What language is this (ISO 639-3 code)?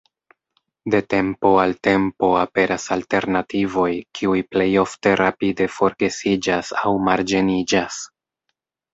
epo